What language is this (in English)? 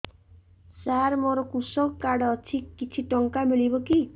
Odia